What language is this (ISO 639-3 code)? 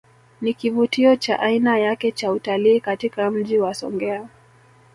swa